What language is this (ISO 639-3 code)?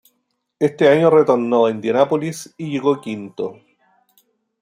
spa